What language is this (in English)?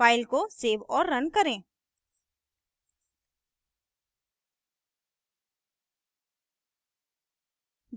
Hindi